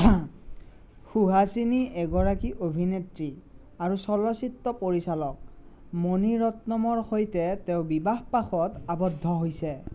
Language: Assamese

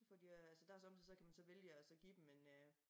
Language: Danish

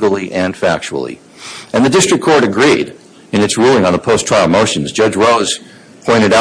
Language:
English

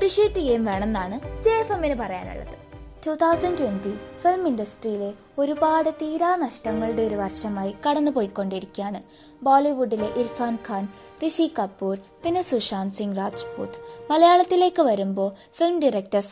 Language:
Malayalam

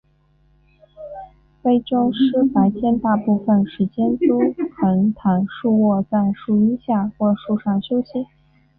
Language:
Chinese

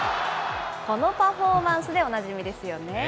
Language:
Japanese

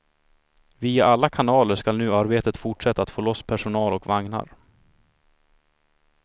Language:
Swedish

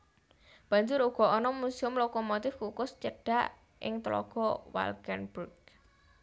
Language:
Javanese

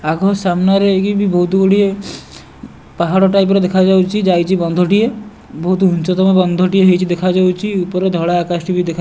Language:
Odia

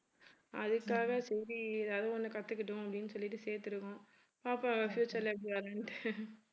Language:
Tamil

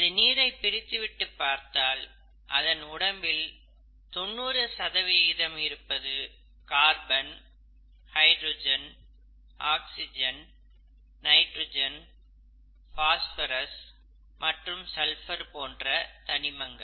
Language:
Tamil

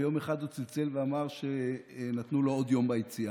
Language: Hebrew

